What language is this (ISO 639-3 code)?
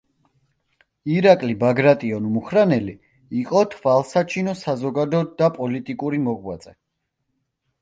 kat